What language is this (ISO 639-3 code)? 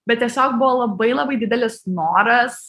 lit